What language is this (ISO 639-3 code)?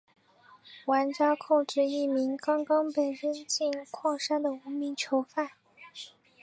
zho